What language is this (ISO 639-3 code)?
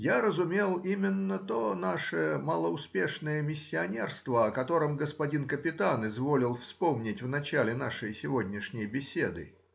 rus